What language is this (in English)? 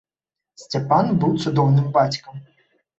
Belarusian